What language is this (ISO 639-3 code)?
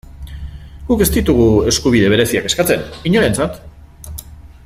eus